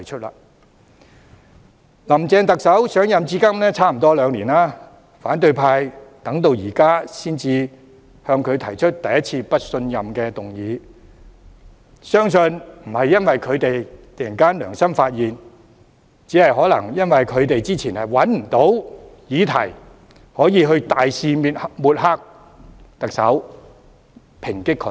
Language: Cantonese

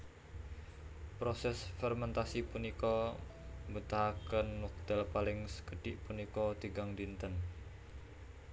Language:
Javanese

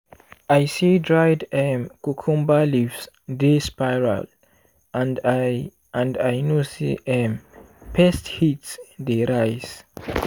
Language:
Nigerian Pidgin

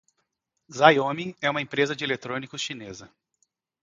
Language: Portuguese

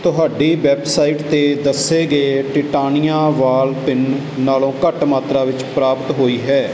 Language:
Punjabi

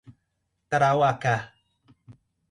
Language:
Portuguese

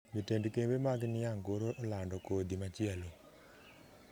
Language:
Luo (Kenya and Tanzania)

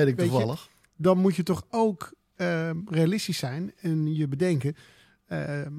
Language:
Dutch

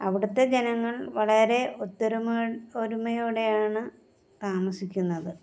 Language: Malayalam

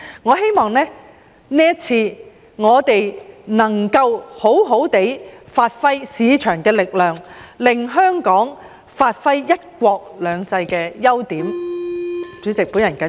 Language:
Cantonese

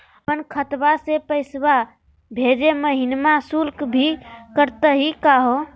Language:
Magahi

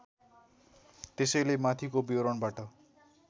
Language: Nepali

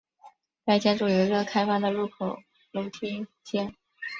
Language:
Chinese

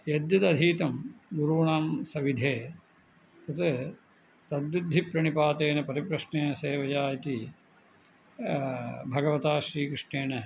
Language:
Sanskrit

